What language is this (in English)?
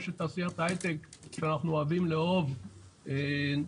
Hebrew